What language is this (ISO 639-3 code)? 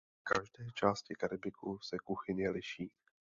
ces